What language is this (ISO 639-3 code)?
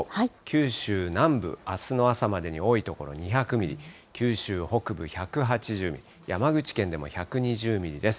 jpn